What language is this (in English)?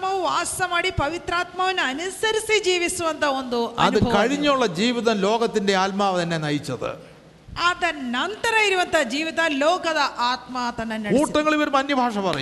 Malayalam